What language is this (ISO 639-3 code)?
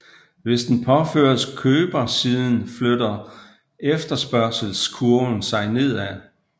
dan